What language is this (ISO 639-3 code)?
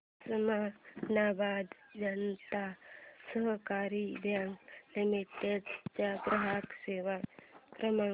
mar